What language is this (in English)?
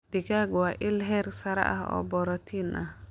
Somali